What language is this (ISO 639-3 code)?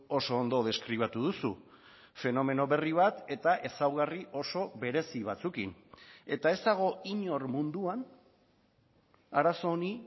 eus